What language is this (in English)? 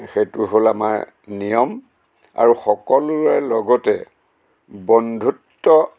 Assamese